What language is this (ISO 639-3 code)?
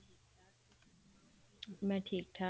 pan